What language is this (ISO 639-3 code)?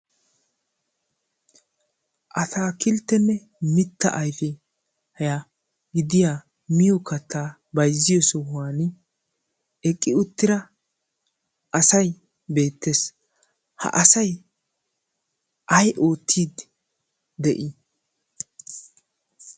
wal